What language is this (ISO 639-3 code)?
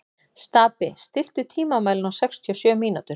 isl